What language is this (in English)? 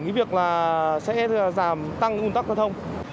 Vietnamese